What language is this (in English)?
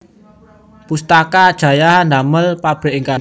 Javanese